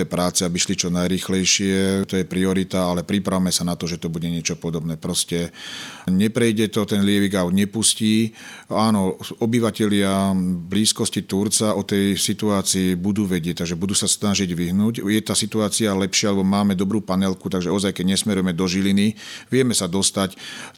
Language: Slovak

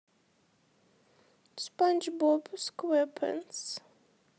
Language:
Russian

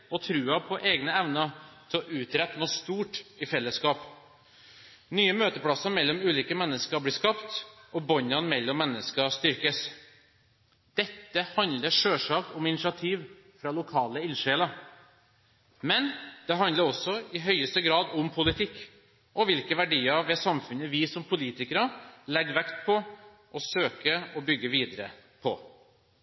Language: Norwegian Bokmål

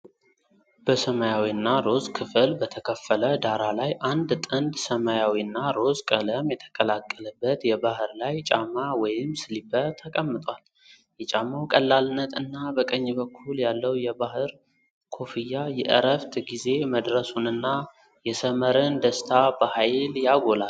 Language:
Amharic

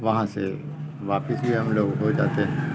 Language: Urdu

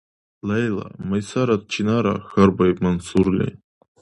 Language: Dargwa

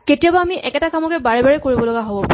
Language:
Assamese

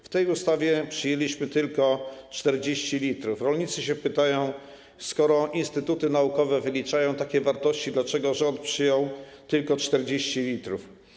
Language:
Polish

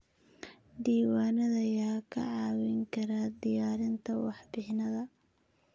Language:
Somali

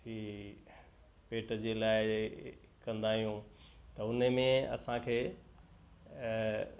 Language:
Sindhi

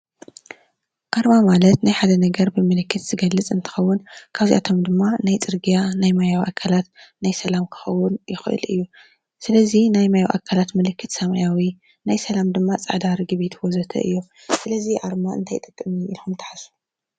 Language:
Tigrinya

